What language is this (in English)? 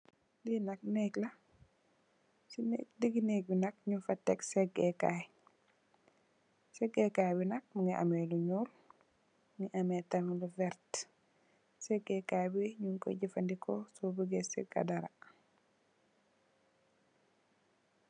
Wolof